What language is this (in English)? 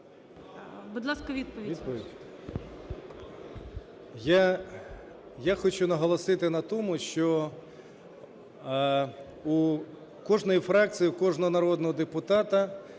Ukrainian